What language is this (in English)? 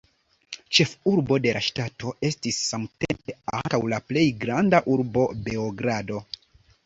Esperanto